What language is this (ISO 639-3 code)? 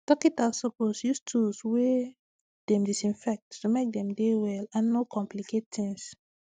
pcm